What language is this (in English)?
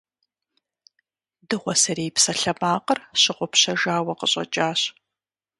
Kabardian